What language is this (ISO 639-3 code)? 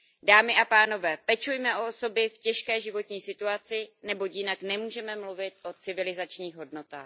ces